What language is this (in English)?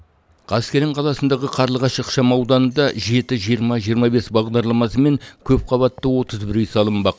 Kazakh